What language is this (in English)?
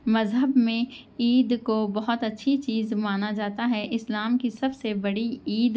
Urdu